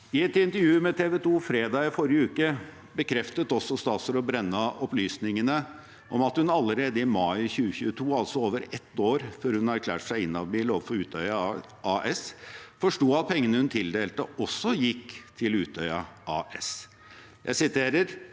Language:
Norwegian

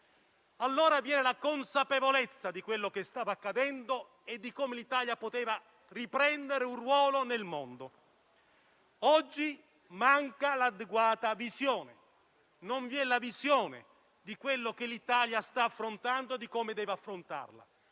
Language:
Italian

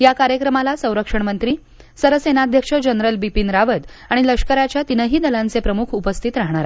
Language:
Marathi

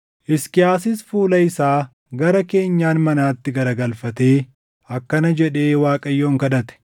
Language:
Oromo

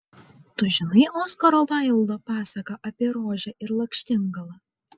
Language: Lithuanian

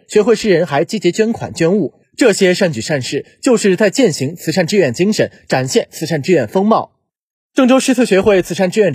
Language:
Chinese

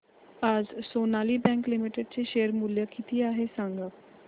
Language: Marathi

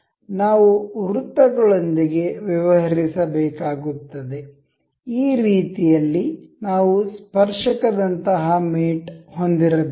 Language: Kannada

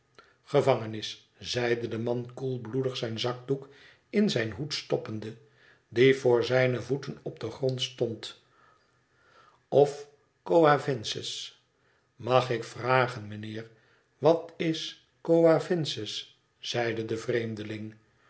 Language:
Dutch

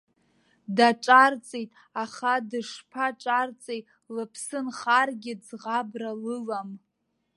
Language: Abkhazian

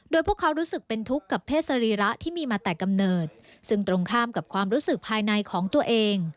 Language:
Thai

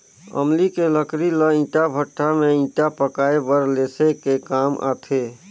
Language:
Chhattisgarhi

